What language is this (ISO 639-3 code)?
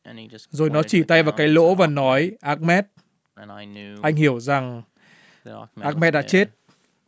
vie